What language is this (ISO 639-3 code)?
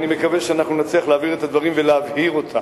heb